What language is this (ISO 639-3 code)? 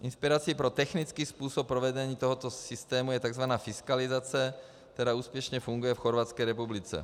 ces